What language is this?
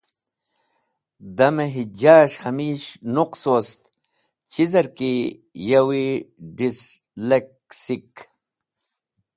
Wakhi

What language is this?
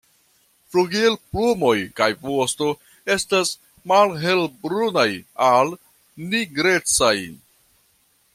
Esperanto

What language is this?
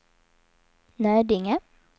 Swedish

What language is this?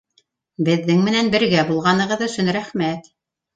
Bashkir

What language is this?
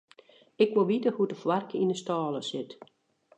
Western Frisian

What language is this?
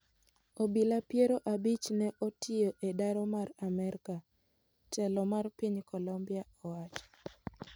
Luo (Kenya and Tanzania)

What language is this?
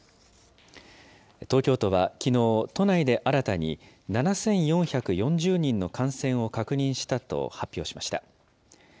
Japanese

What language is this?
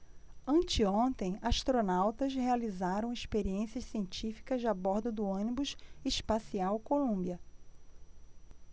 Portuguese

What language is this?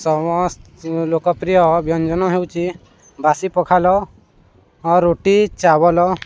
Odia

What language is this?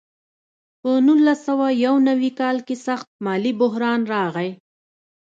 Pashto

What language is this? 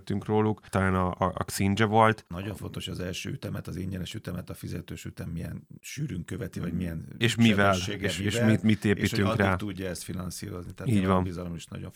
Hungarian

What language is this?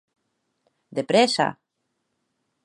Occitan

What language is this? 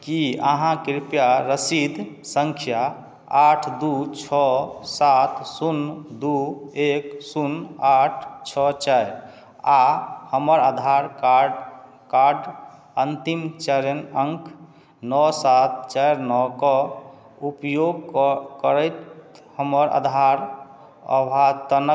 Maithili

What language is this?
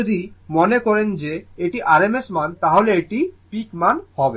Bangla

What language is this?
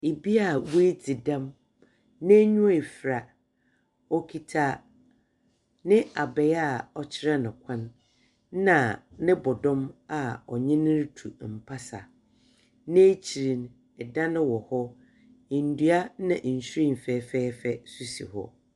Akan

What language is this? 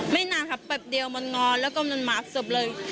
Thai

